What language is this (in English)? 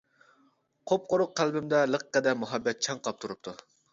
Uyghur